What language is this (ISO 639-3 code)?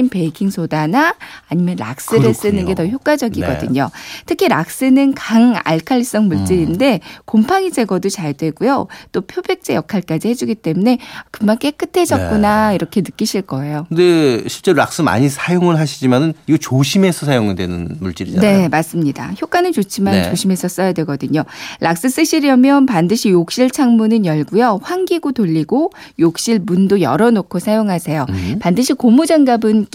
kor